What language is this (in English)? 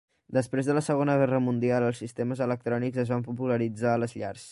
Catalan